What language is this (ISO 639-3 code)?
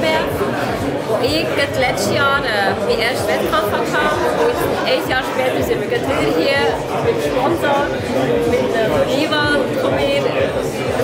nld